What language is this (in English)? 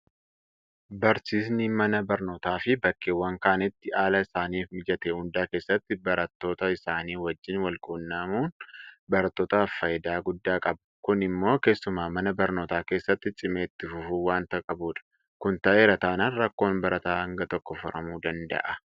Oromo